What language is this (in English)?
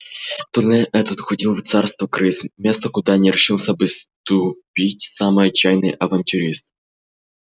Russian